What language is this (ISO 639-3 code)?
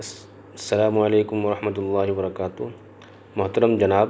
urd